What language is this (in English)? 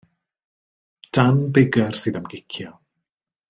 Welsh